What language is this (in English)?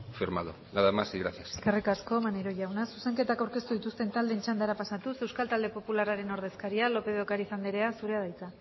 Basque